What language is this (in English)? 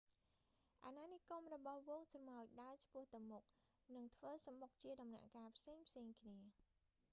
Khmer